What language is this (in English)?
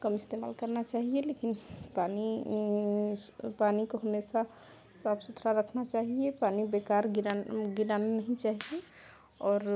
Hindi